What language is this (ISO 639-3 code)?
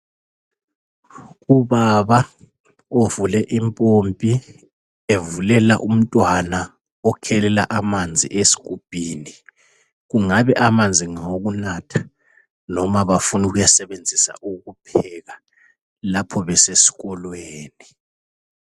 nde